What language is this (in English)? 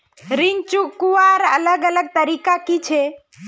Magahi